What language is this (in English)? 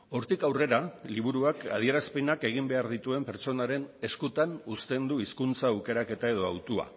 Basque